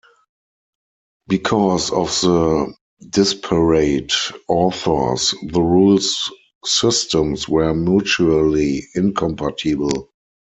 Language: English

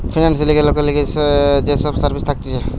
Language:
Bangla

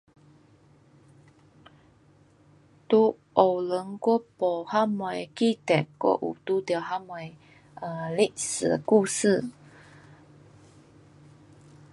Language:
Pu-Xian Chinese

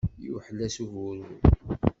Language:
Kabyle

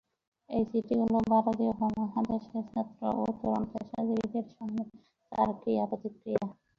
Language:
Bangla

